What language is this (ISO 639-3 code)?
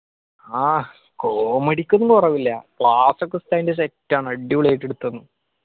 mal